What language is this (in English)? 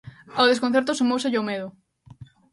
Galician